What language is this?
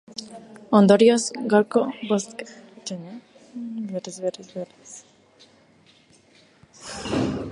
Basque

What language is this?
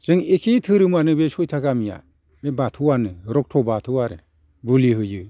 Bodo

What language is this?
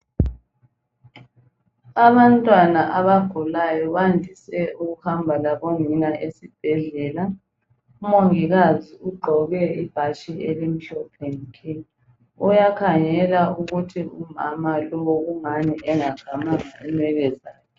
North Ndebele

